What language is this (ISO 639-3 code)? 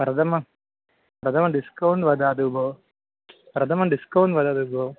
san